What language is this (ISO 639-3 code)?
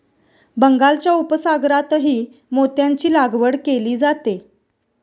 mar